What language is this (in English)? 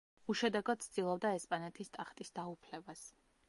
Georgian